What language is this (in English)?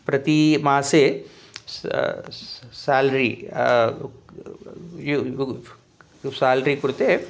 Sanskrit